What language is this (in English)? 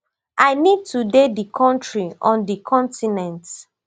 Nigerian Pidgin